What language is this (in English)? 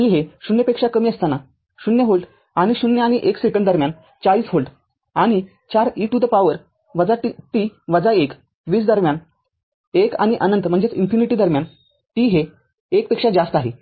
Marathi